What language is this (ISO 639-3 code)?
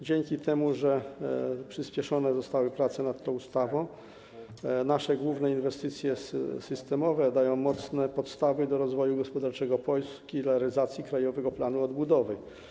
pol